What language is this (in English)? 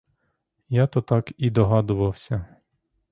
Ukrainian